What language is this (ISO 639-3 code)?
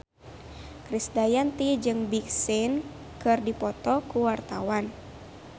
sun